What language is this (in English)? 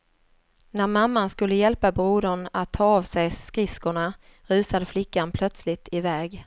Swedish